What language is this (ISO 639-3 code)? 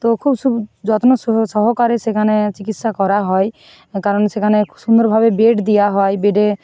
ben